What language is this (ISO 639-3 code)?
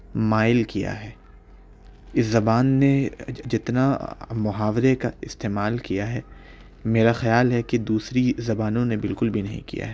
urd